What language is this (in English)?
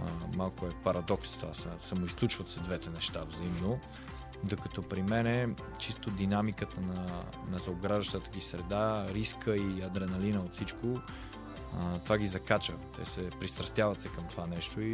Bulgarian